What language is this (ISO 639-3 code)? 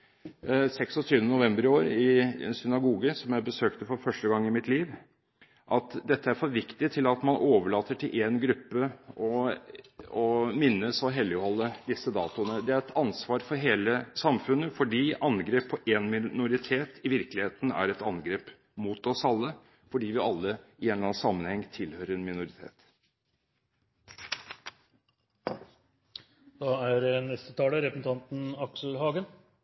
nob